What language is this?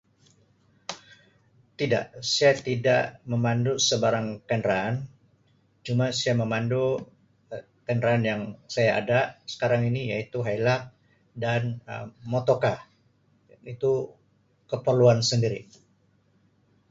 Sabah Malay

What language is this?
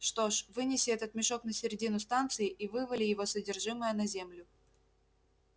Russian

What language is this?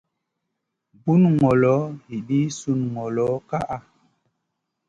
Masana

